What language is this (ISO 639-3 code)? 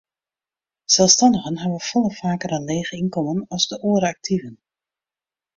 fry